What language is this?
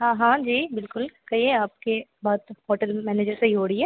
Hindi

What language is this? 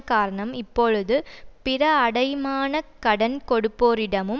Tamil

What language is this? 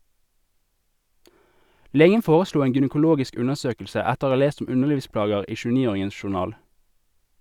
Norwegian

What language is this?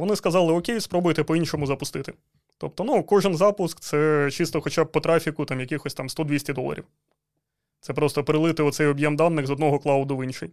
Ukrainian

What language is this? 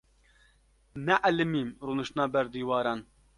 Kurdish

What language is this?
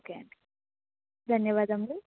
Telugu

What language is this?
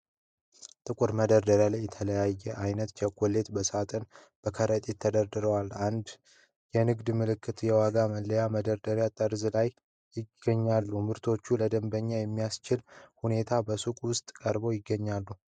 Amharic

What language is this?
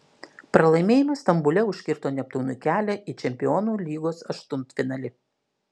Lithuanian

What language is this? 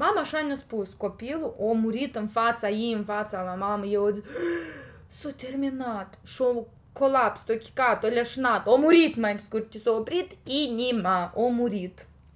Romanian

